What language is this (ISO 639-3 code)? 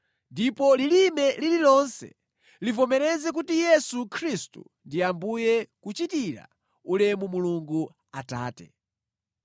nya